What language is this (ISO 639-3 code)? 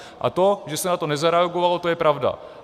ces